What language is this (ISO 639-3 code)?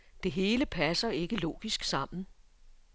dan